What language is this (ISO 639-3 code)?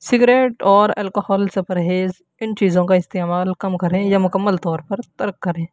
urd